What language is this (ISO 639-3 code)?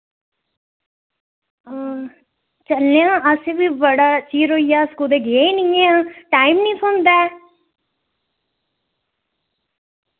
doi